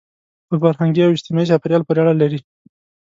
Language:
Pashto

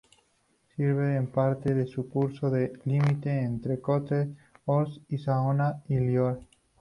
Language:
Spanish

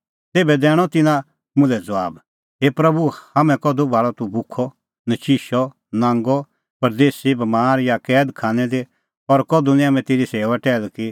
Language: Kullu Pahari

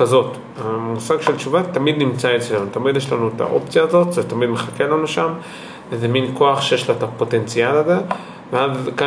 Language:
Hebrew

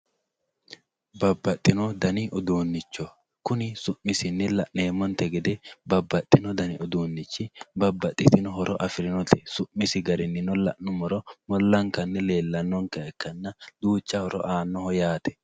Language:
Sidamo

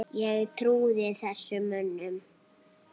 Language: Icelandic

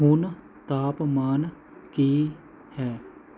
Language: Punjabi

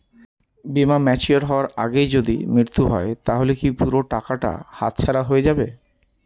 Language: Bangla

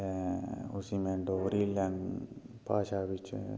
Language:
Dogri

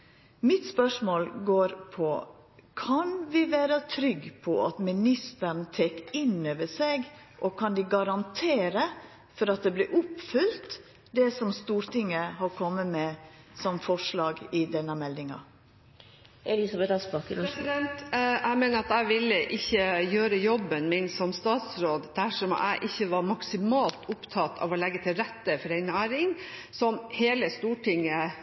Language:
Norwegian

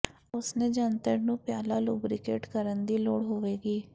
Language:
Punjabi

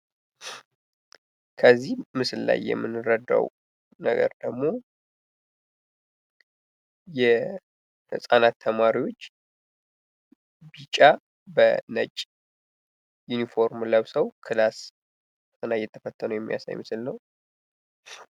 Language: Amharic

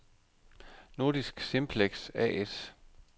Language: Danish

